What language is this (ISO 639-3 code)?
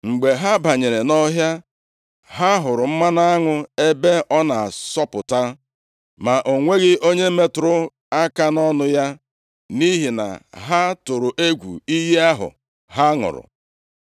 ibo